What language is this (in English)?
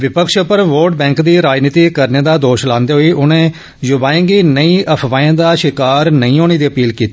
Dogri